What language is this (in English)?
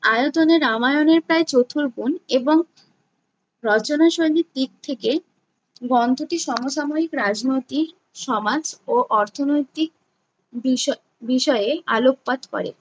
Bangla